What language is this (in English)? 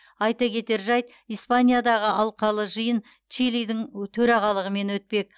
Kazakh